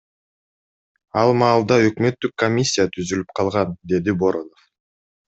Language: Kyrgyz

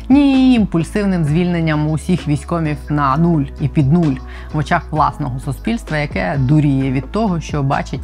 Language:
Ukrainian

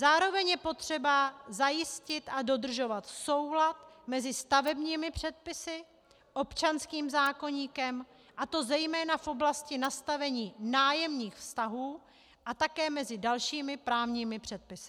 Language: Czech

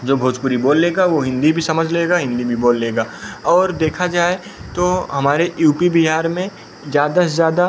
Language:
Hindi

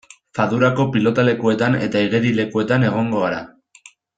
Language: Basque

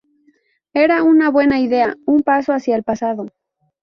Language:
Spanish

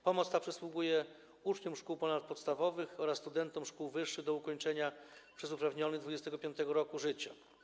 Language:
Polish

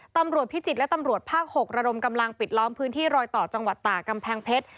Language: Thai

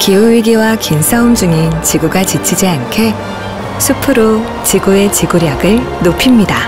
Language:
Korean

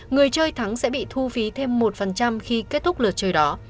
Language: Vietnamese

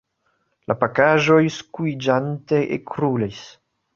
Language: Esperanto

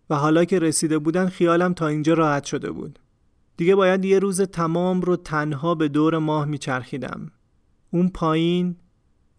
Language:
Persian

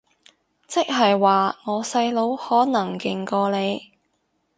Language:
Cantonese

